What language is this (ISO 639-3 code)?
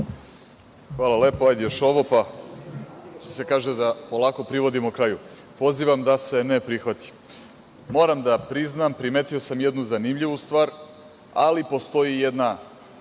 srp